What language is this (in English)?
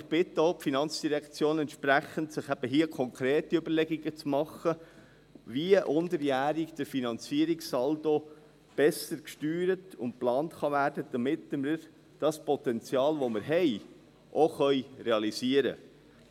Swiss German